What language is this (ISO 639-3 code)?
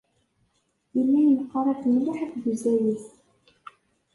kab